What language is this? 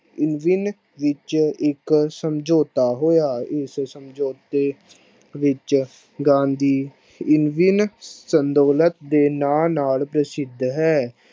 Punjabi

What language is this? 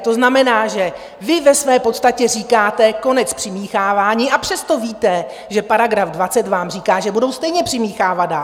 Czech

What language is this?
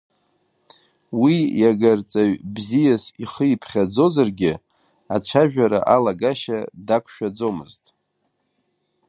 Abkhazian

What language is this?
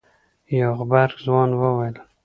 Pashto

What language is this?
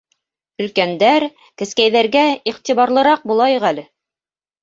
Bashkir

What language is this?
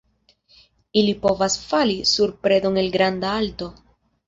Esperanto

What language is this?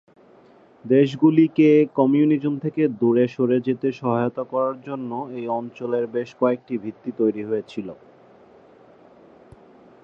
Bangla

